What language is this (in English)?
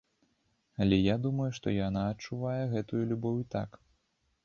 Belarusian